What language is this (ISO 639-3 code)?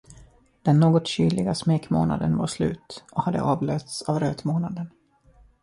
swe